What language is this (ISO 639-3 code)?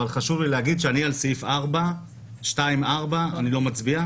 heb